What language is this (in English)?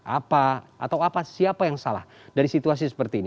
Indonesian